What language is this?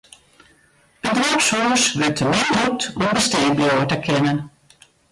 Western Frisian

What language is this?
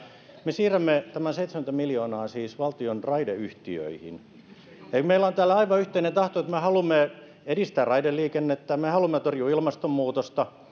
Finnish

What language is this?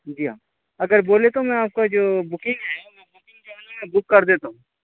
Urdu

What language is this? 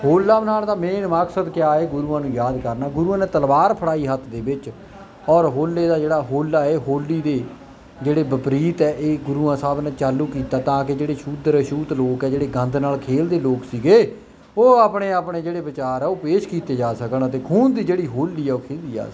Punjabi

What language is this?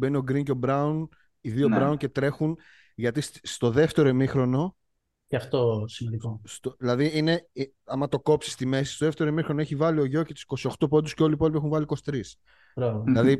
Greek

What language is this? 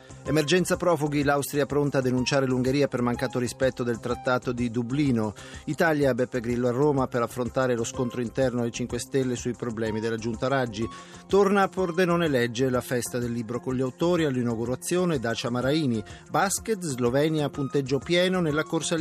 Italian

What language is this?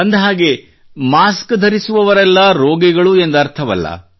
Kannada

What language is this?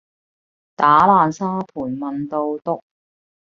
Cantonese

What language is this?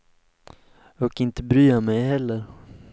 Swedish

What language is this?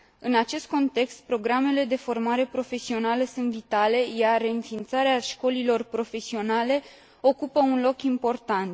Romanian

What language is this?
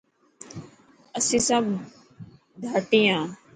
Dhatki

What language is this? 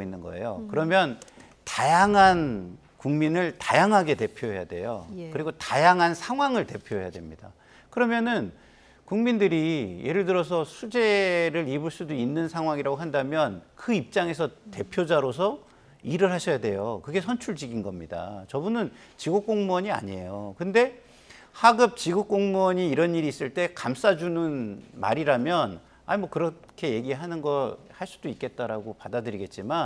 Korean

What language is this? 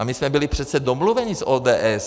Czech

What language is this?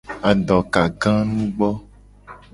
Gen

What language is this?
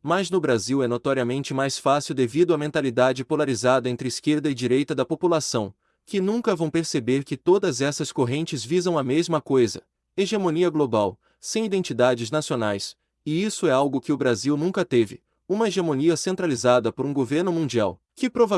Portuguese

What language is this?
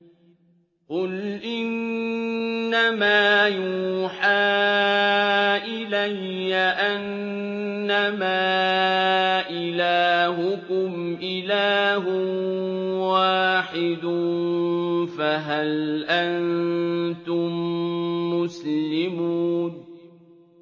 Arabic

